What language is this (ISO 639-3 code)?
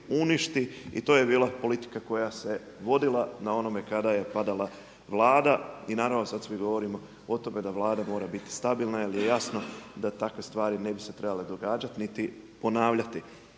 hrv